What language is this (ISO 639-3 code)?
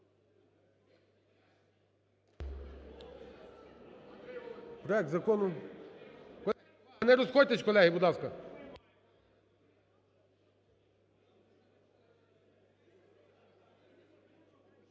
ukr